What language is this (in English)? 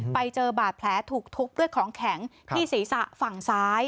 Thai